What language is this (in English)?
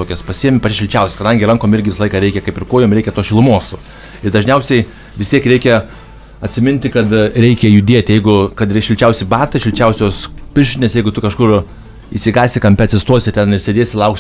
Lithuanian